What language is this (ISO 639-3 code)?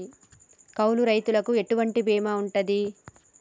tel